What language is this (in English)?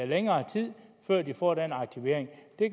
Danish